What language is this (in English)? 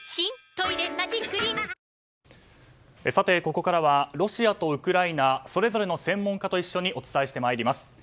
Japanese